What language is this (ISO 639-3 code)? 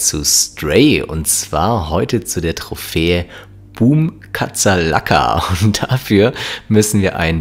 deu